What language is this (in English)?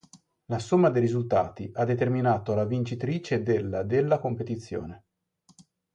Italian